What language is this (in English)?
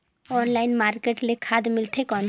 Chhattisgarhi